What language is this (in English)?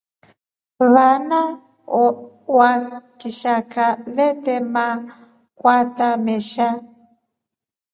Rombo